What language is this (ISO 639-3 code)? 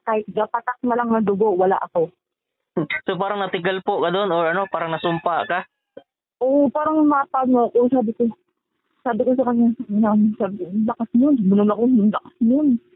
fil